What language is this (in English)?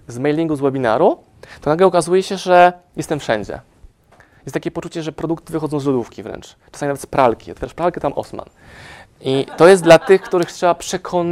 Polish